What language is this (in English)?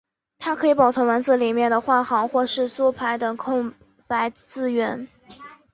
Chinese